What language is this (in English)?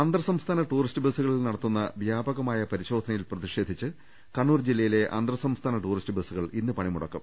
Malayalam